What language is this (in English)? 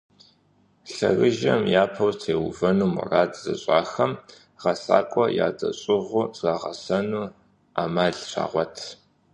Kabardian